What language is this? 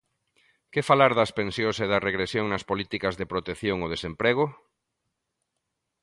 Galician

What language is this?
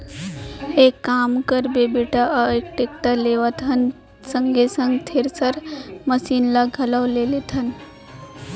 Chhattisgarhi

